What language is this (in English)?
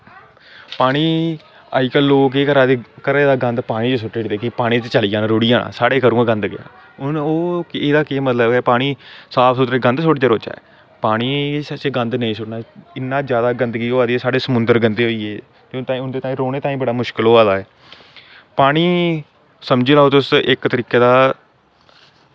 Dogri